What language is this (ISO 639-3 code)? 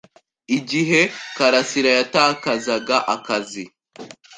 kin